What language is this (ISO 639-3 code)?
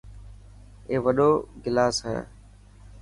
mki